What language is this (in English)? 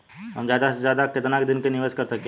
Bhojpuri